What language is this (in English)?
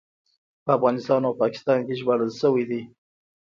Pashto